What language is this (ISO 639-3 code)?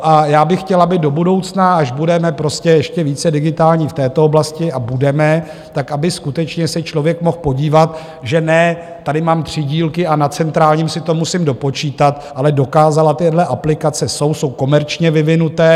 ces